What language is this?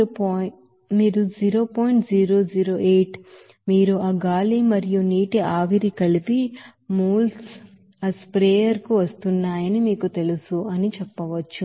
Telugu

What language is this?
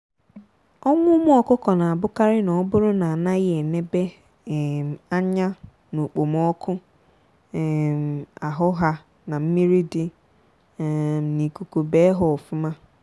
Igbo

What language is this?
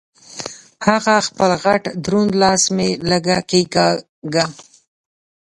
Pashto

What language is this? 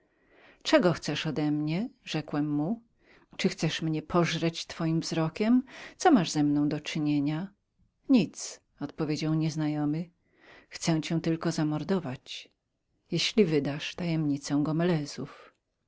Polish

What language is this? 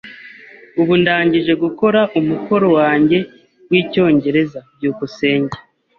Kinyarwanda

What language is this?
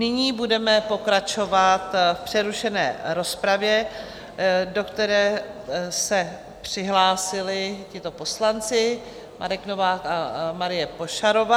Czech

